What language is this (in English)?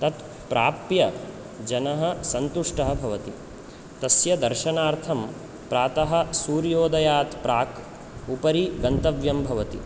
Sanskrit